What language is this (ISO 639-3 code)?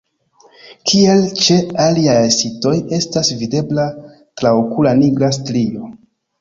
epo